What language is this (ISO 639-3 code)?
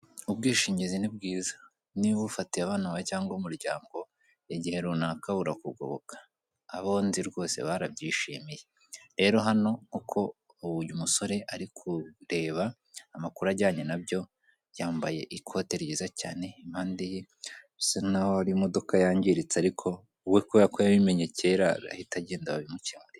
kin